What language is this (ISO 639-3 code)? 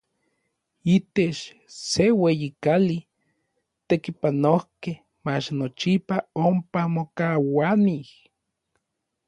nlv